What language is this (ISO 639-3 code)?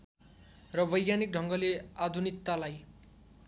nep